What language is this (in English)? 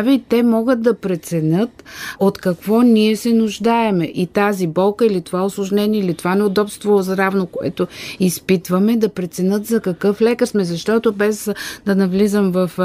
Bulgarian